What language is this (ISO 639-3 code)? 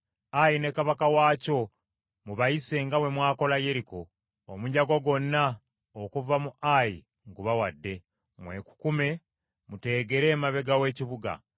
lug